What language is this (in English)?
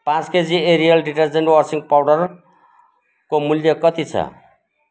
Nepali